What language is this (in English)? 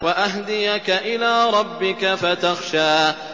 Arabic